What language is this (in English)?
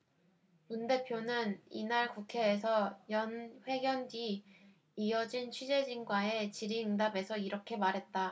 Korean